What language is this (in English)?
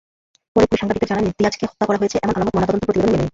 Bangla